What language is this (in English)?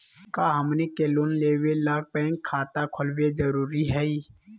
Magahi